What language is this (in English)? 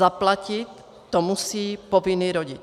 Czech